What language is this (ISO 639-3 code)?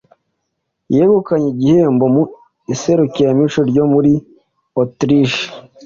kin